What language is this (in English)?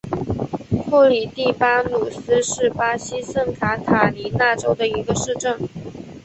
Chinese